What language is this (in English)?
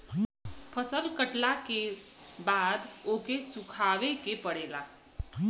Bhojpuri